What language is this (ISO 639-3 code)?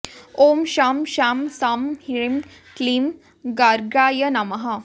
san